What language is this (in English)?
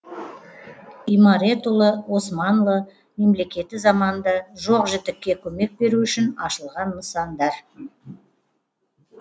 Kazakh